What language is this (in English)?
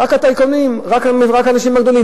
Hebrew